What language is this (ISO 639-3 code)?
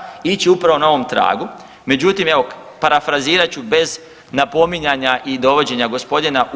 hrv